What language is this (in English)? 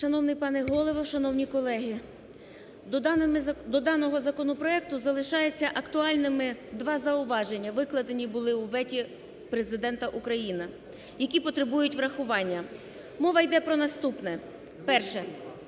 Ukrainian